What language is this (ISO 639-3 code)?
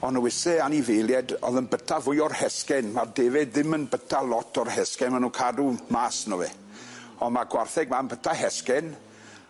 cym